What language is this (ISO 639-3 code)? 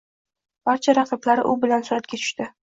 uzb